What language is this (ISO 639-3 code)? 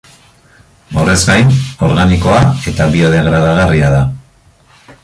eus